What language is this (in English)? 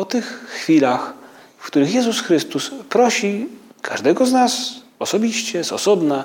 Polish